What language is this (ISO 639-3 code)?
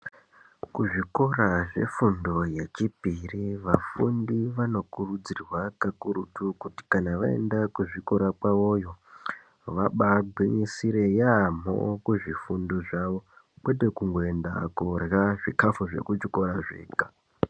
ndc